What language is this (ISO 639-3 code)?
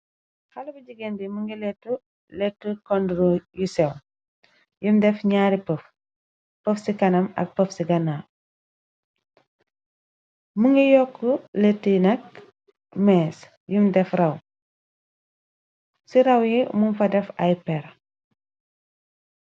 wol